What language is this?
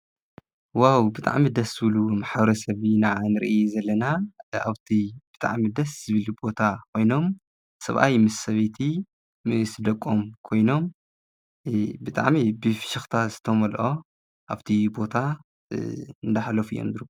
Tigrinya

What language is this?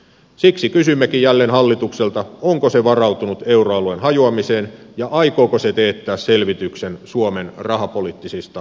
Finnish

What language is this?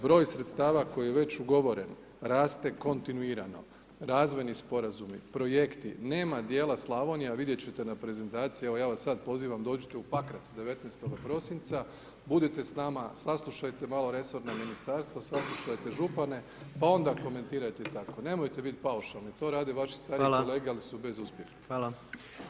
Croatian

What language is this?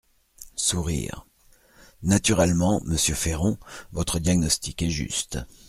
French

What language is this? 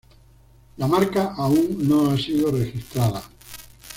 Spanish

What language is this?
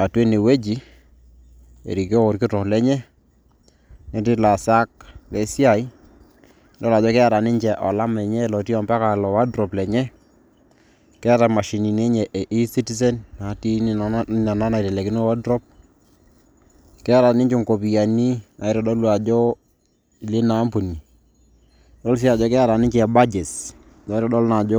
Masai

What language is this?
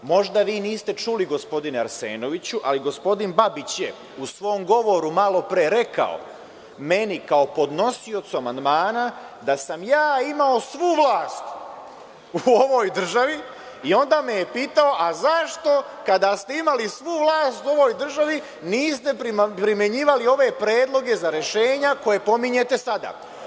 Serbian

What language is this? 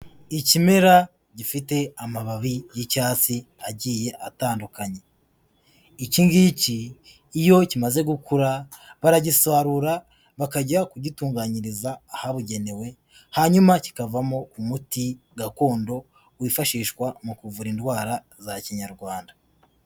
Kinyarwanda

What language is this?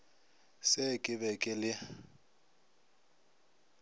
Northern Sotho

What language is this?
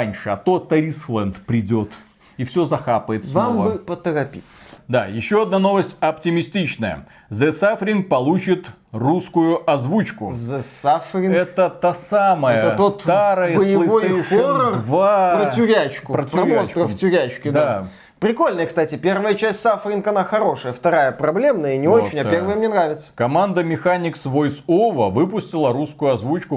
Russian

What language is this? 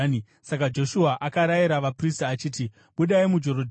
Shona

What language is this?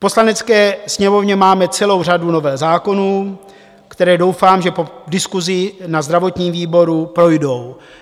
Czech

